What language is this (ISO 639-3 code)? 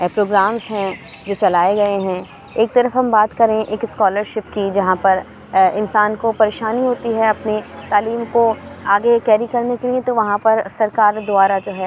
urd